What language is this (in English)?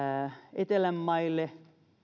Finnish